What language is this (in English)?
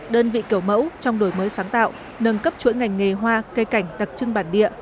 Vietnamese